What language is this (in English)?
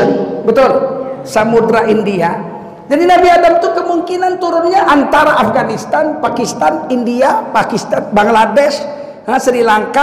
Indonesian